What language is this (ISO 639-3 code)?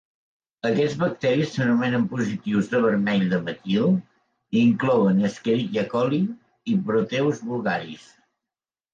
cat